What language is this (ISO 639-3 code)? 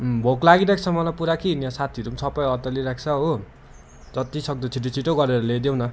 nep